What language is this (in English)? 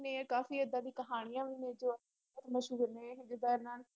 Punjabi